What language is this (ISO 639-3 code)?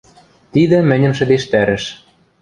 mrj